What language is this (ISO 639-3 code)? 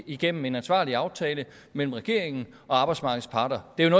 dan